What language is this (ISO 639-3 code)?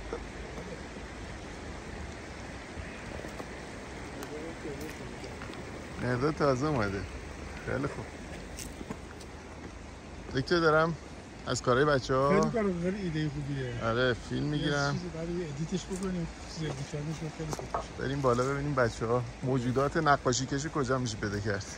fas